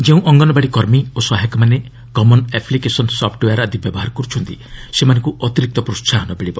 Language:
Odia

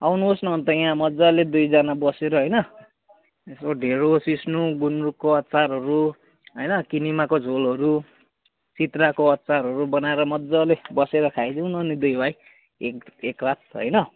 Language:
Nepali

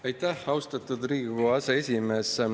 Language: Estonian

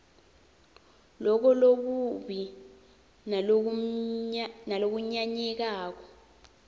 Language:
Swati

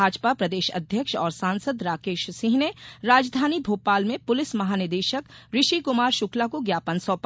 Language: Hindi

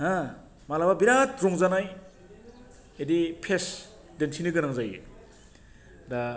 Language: Bodo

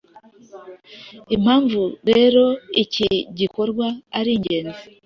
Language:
Kinyarwanda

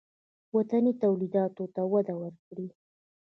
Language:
Pashto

